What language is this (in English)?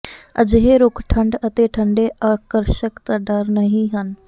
Punjabi